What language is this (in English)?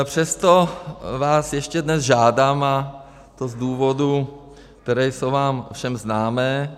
Czech